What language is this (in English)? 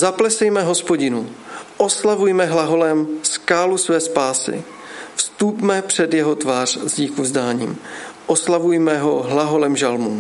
Czech